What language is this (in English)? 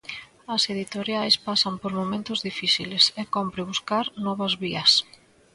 Galician